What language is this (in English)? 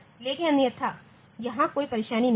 Hindi